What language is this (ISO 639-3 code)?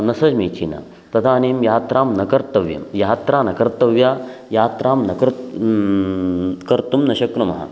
san